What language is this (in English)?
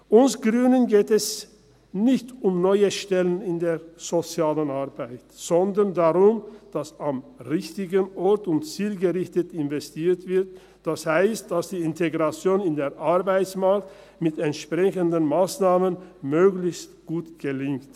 Swiss German